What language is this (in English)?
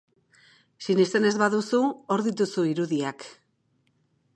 Basque